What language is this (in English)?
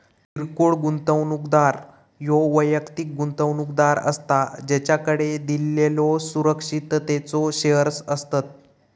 Marathi